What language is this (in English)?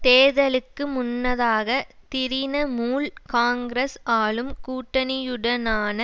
Tamil